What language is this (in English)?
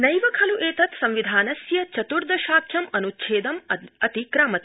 Sanskrit